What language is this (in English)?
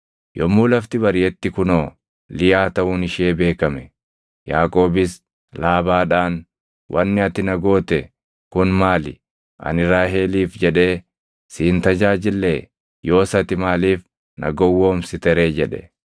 Oromo